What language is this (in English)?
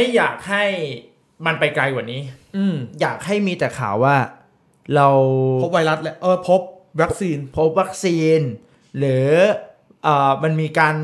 Thai